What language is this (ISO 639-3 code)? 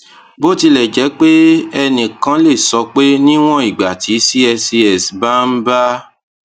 yor